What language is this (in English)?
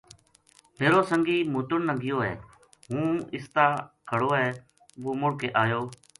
Gujari